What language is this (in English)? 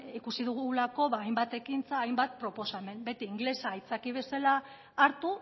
Basque